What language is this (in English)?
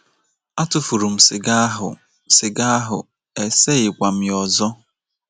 Igbo